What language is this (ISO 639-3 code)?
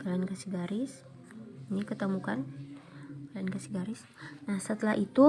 ind